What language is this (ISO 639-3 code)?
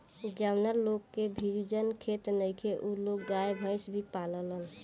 bho